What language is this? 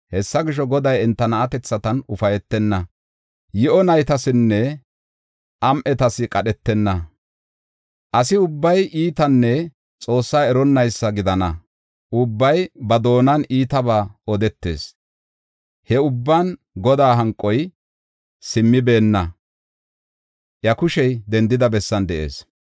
Gofa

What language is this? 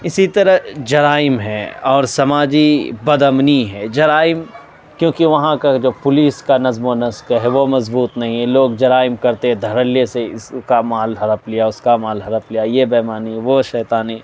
Urdu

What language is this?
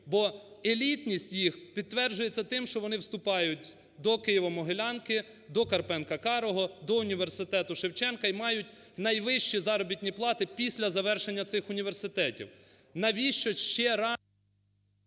Ukrainian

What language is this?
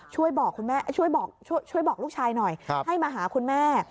Thai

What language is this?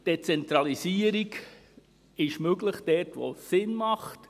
Swiss German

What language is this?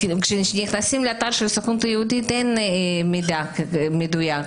Hebrew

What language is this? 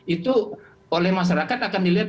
Indonesian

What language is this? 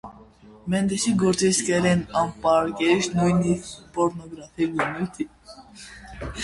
Armenian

